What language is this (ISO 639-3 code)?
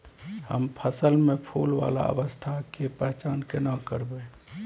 mai